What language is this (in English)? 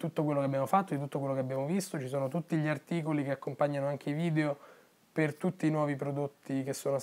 Italian